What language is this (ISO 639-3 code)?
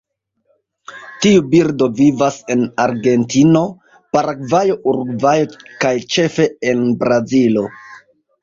epo